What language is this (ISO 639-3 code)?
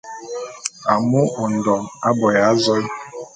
bum